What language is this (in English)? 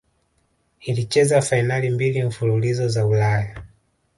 Swahili